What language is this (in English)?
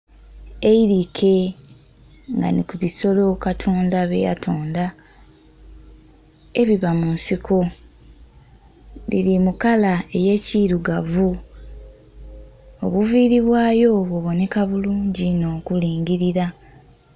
Soga